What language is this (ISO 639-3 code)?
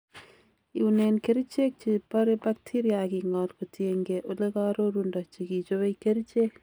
kln